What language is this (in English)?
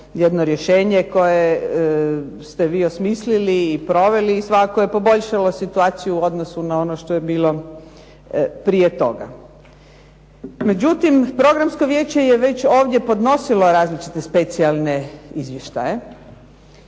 Croatian